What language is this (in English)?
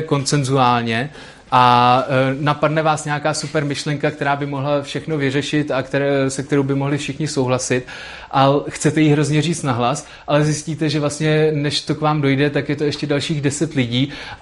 Czech